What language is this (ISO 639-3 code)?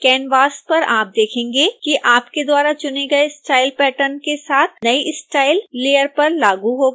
hin